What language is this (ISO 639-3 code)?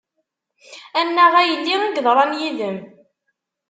kab